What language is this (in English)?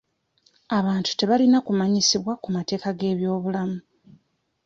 Ganda